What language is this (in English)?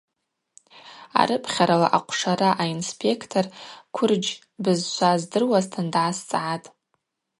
Abaza